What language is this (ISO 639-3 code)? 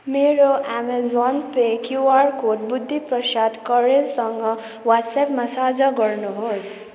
nep